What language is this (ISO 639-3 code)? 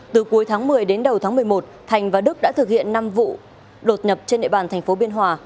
vie